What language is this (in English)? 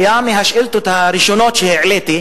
Hebrew